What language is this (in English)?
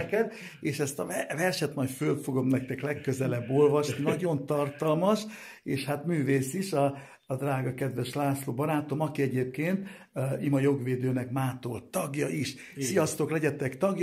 Hungarian